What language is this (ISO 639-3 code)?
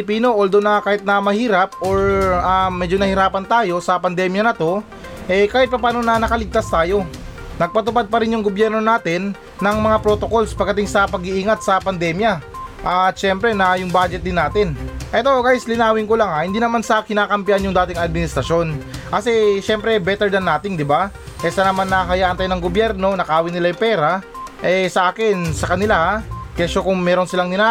fil